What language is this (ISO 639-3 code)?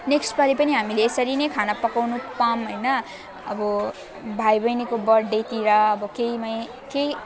nep